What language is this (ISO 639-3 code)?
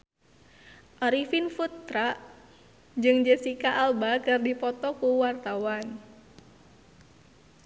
sun